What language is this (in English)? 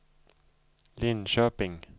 Swedish